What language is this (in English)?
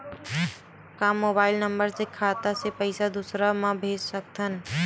Chhattisgarhi